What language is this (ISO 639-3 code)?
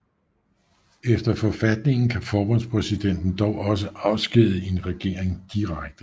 dan